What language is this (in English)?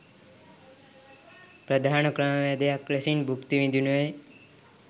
Sinhala